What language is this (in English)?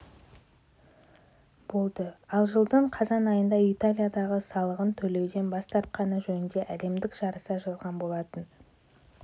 Kazakh